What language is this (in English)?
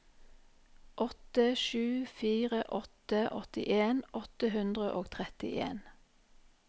Norwegian